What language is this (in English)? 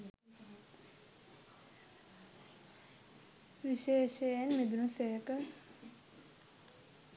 Sinhala